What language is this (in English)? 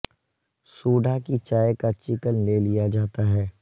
Urdu